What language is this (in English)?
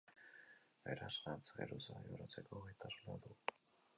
Basque